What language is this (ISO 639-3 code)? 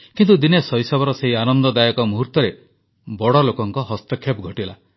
ori